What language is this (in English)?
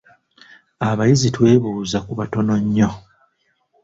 Ganda